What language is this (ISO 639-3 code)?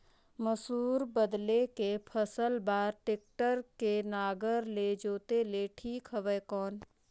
hne